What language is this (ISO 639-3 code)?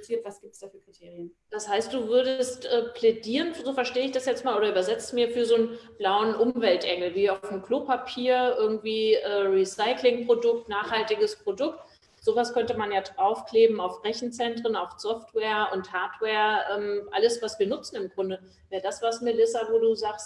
deu